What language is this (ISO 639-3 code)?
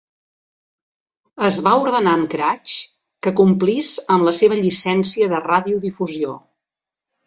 cat